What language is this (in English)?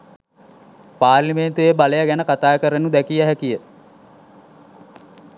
Sinhala